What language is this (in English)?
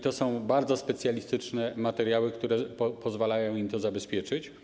Polish